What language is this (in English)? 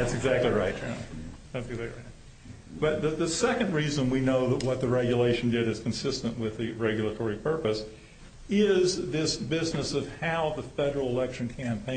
English